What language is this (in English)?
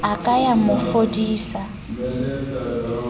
Southern Sotho